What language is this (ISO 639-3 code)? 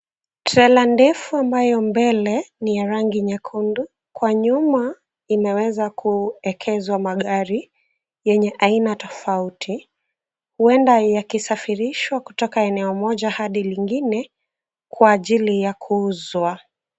swa